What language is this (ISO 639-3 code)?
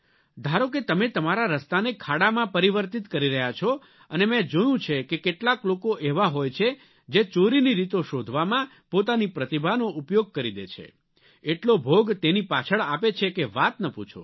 guj